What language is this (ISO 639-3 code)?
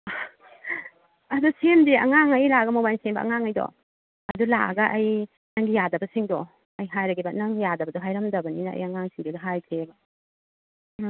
mni